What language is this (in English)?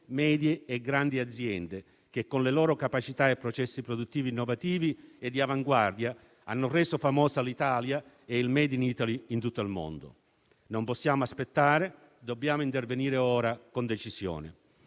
Italian